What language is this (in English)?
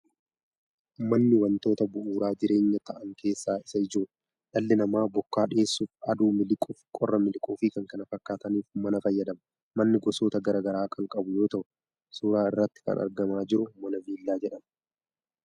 Oromo